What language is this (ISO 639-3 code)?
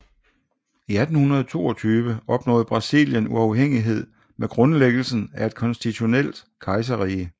dan